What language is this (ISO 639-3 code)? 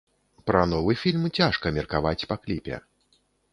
bel